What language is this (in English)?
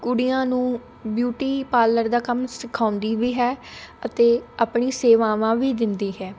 Punjabi